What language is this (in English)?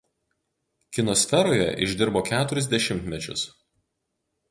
Lithuanian